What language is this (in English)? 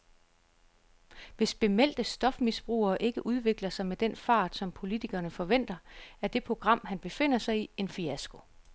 Danish